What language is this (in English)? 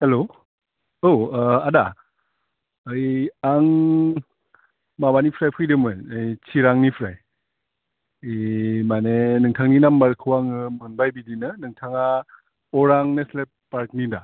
Bodo